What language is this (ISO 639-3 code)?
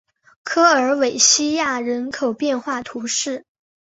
zho